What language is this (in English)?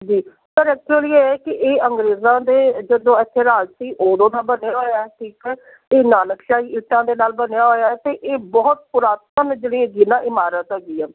Punjabi